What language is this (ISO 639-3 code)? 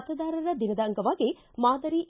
kan